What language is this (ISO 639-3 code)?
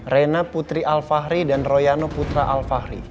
ind